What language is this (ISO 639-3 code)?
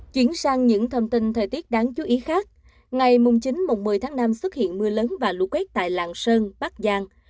vie